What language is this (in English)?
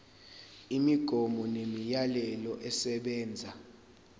Zulu